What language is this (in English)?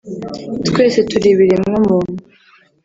Kinyarwanda